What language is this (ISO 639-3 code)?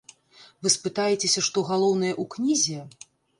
bel